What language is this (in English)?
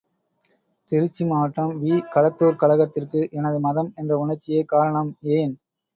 Tamil